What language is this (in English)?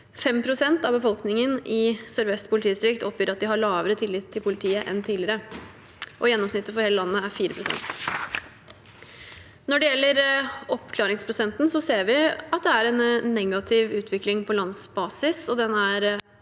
Norwegian